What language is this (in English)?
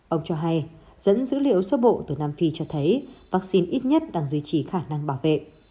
Vietnamese